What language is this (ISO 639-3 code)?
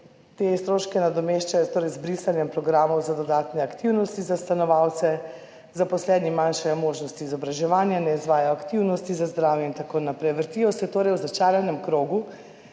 slv